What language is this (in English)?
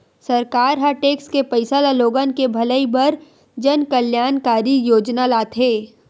Chhattisgarhi